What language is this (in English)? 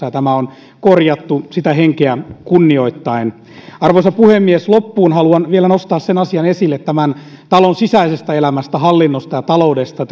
Finnish